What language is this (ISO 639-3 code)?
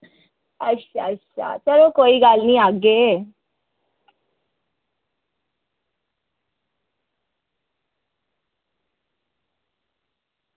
doi